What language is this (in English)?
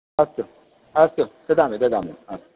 Sanskrit